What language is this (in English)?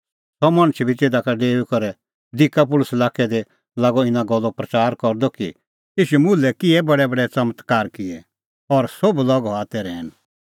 Kullu Pahari